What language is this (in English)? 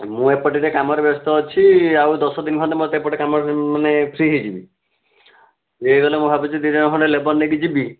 Odia